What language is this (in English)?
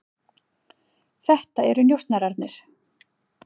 Icelandic